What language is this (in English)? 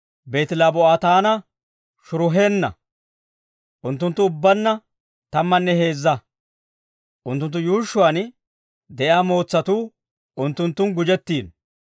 Dawro